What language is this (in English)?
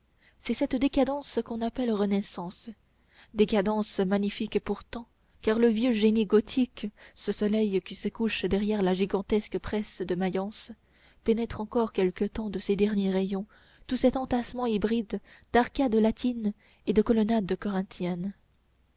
French